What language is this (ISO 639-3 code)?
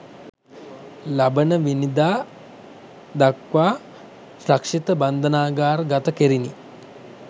sin